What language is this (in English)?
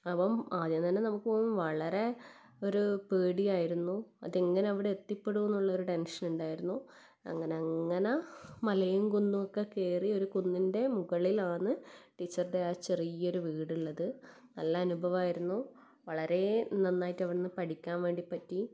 Malayalam